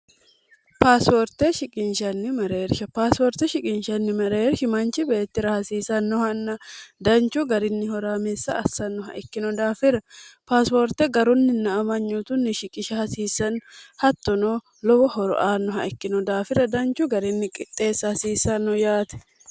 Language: Sidamo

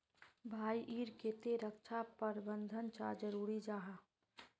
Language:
Magahi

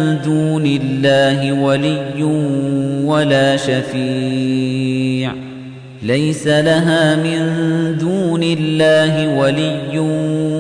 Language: Arabic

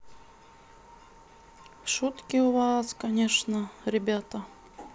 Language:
Russian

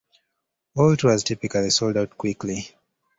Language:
English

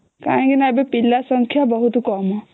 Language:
Odia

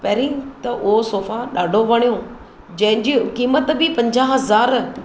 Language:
Sindhi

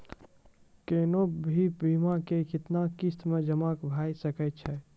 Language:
Maithili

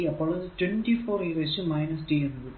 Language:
Malayalam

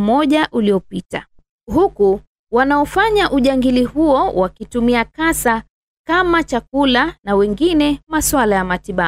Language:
Swahili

